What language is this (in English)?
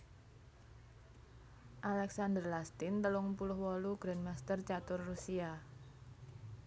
Javanese